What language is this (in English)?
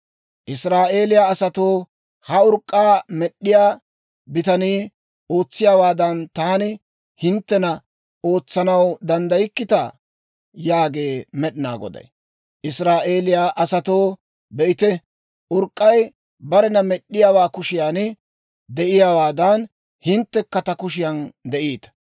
Dawro